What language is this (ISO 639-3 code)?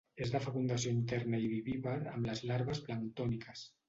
cat